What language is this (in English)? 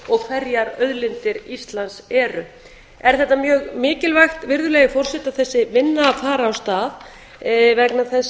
Icelandic